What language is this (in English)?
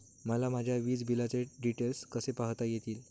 Marathi